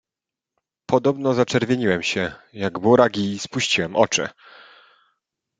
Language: Polish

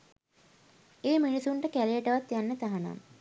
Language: Sinhala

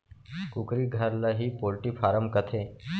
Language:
Chhattisgarhi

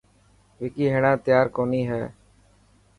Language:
Dhatki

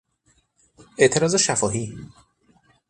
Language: Persian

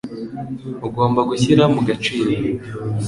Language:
Kinyarwanda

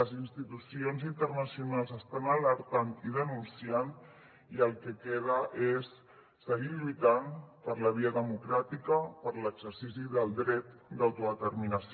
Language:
Catalan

